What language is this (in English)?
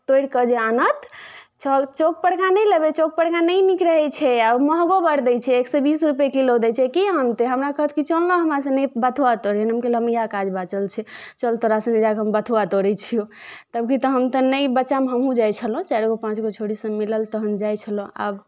Maithili